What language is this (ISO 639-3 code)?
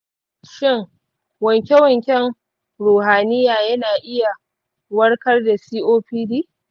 hau